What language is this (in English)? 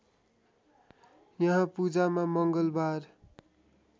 Nepali